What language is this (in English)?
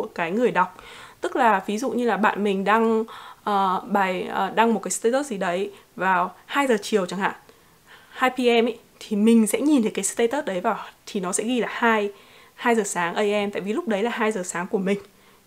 Vietnamese